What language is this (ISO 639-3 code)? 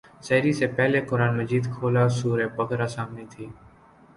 urd